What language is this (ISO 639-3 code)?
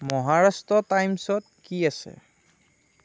asm